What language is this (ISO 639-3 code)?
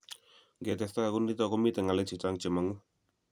kln